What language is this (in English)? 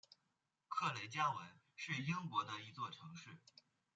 Chinese